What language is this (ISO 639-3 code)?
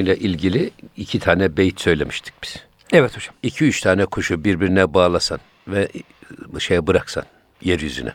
tur